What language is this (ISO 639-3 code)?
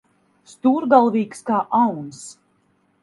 lav